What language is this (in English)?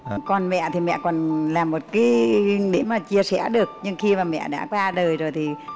Vietnamese